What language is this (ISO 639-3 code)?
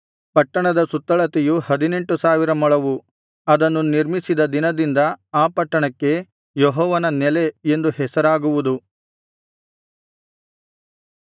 kan